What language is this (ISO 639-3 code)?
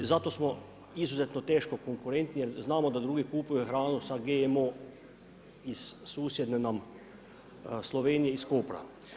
hrv